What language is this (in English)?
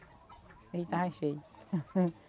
Portuguese